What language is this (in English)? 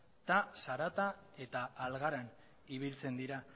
Basque